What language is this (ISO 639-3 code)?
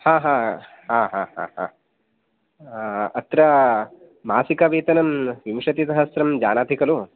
san